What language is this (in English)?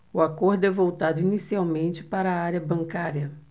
Portuguese